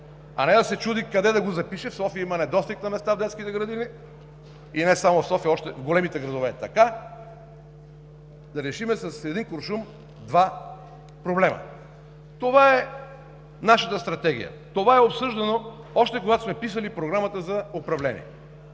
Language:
Bulgarian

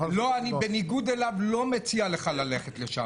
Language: Hebrew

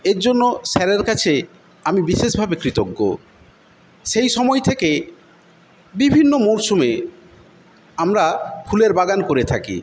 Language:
Bangla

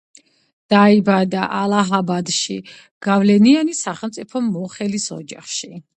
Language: Georgian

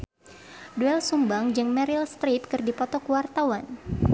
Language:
Sundanese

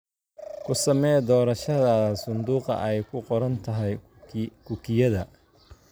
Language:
Somali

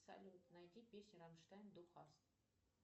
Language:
Russian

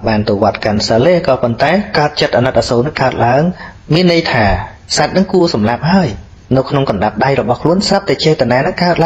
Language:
Vietnamese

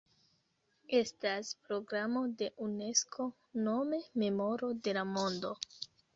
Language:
Esperanto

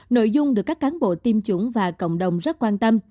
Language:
Vietnamese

